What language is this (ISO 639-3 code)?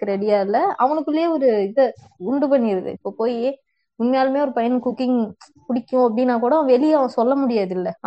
tam